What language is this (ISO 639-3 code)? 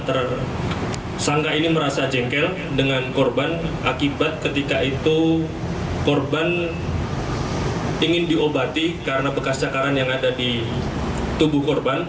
ind